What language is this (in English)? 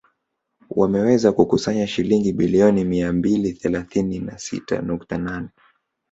Swahili